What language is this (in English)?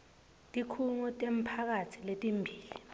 Swati